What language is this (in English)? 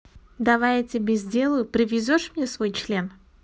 Russian